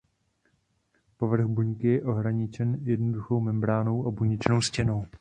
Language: Czech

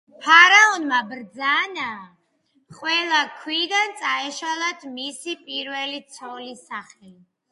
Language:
Georgian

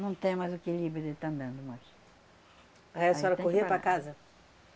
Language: Portuguese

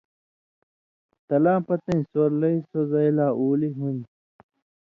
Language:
Indus Kohistani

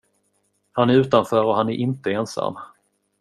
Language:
Swedish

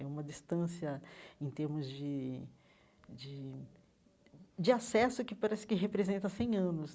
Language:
Portuguese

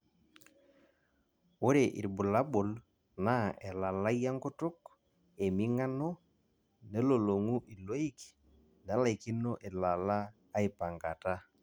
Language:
Masai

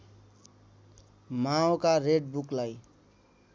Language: Nepali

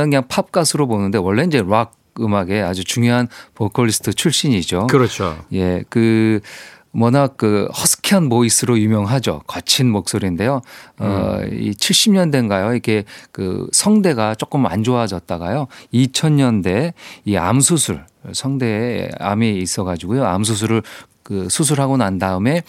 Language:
Korean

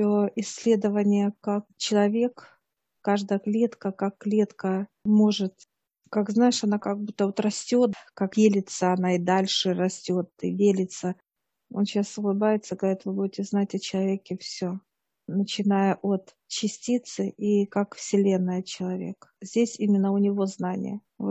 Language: Russian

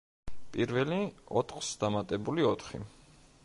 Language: Georgian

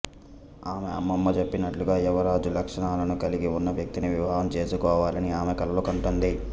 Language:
Telugu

